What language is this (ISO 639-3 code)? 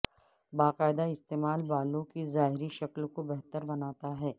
urd